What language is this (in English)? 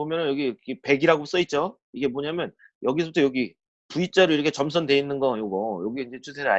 Korean